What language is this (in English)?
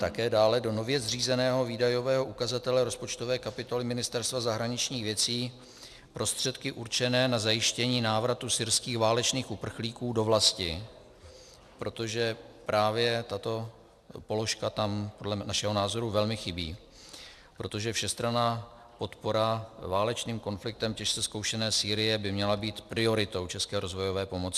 Czech